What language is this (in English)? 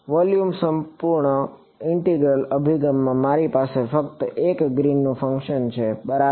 Gujarati